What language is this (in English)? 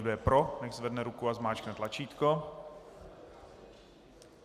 Czech